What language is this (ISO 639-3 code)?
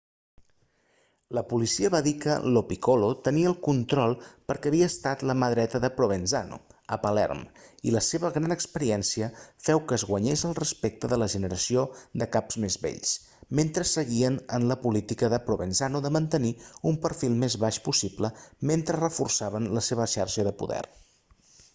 cat